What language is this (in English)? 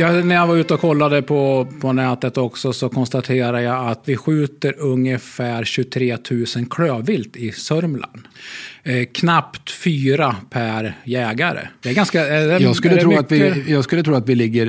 Swedish